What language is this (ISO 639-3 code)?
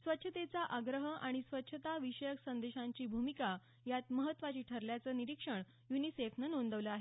mar